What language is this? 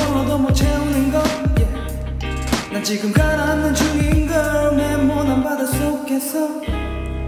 Korean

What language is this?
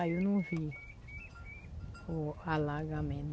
Portuguese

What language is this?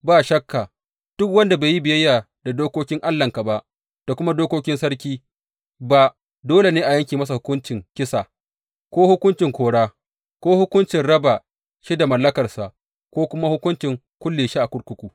Hausa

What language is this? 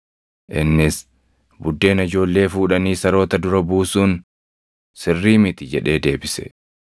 Oromo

